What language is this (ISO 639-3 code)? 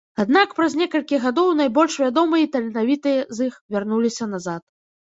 bel